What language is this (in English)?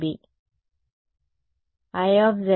Telugu